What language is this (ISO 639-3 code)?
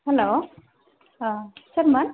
brx